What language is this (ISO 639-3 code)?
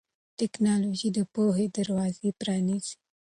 pus